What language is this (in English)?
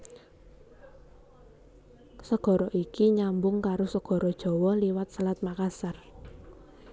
Javanese